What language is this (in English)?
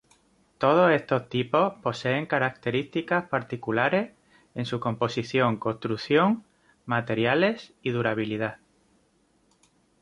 Spanish